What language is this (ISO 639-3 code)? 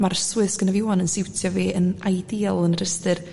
cym